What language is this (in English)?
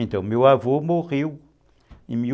Portuguese